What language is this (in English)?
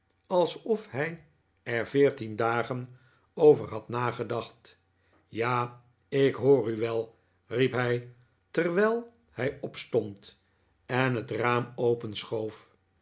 Dutch